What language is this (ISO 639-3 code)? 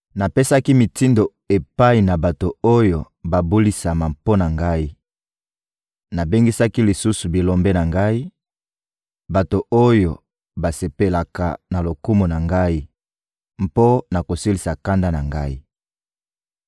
lin